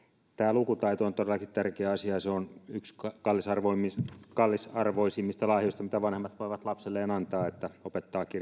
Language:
Finnish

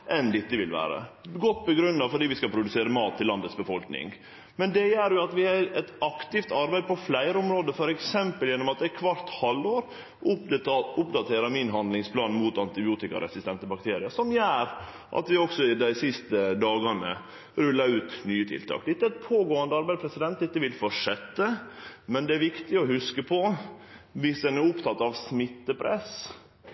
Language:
Norwegian Nynorsk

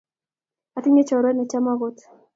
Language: Kalenjin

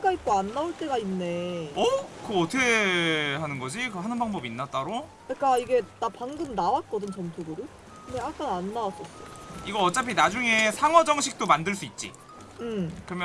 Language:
Korean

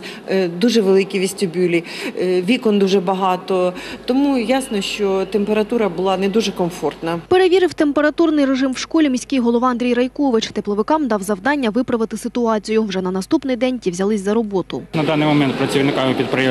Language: Ukrainian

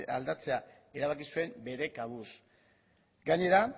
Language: Basque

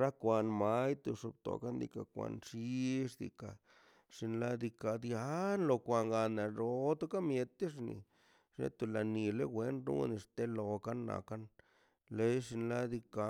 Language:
Mazaltepec Zapotec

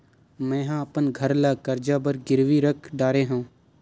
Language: Chhattisgarhi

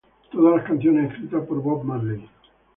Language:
Spanish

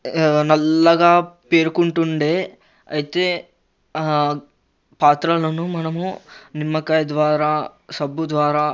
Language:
Telugu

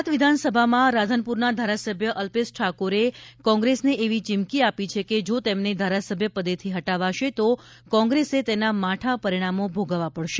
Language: Gujarati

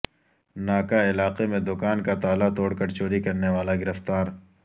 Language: Urdu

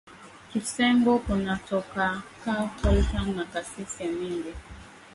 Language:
Swahili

